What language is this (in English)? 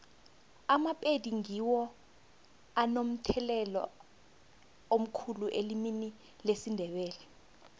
South Ndebele